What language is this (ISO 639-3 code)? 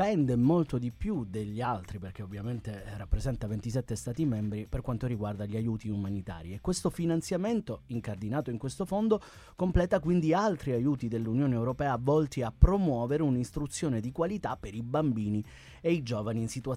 ita